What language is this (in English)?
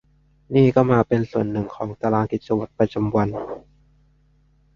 Thai